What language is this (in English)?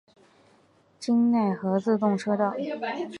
Chinese